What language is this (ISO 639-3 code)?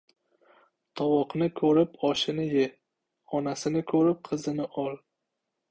uzb